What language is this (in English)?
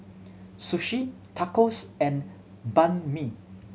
English